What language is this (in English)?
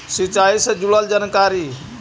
Magahi